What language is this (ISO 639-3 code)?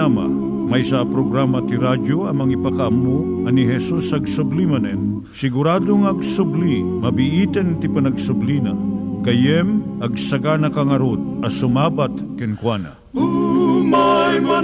fil